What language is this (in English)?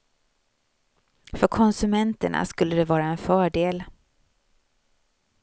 Swedish